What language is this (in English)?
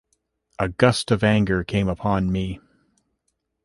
English